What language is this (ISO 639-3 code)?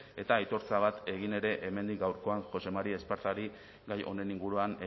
eus